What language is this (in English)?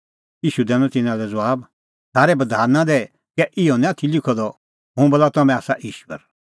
Kullu Pahari